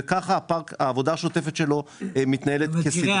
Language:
Hebrew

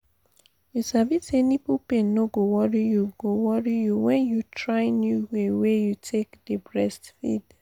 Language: Nigerian Pidgin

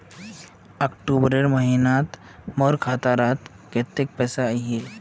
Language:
Magahi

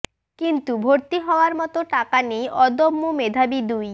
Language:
Bangla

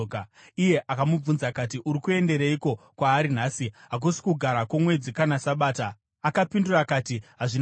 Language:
Shona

